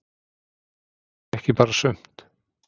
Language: Icelandic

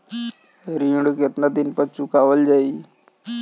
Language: Bhojpuri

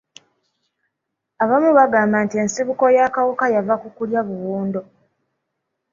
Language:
Ganda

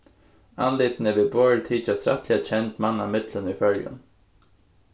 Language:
Faroese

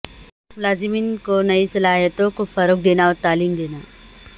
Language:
Urdu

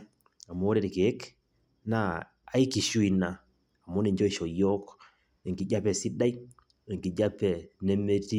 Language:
Masai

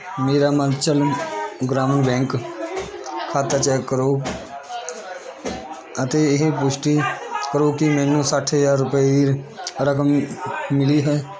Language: Punjabi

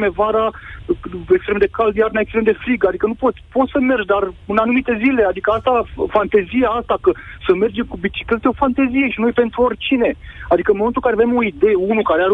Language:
Romanian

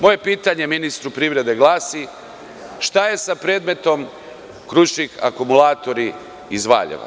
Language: Serbian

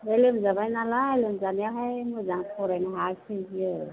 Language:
Bodo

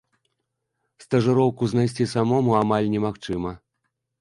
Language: Belarusian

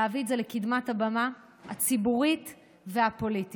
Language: Hebrew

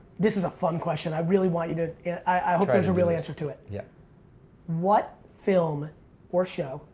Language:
English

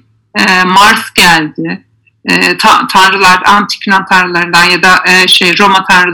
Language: Turkish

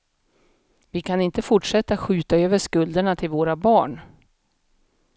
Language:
Swedish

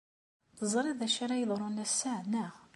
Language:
Kabyle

